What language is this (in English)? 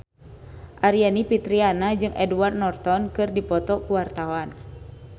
Sundanese